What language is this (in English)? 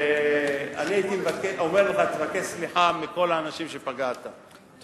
Hebrew